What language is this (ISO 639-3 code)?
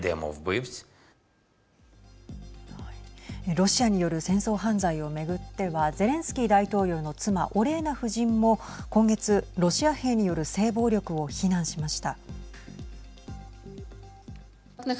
jpn